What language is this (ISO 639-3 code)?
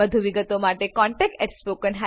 guj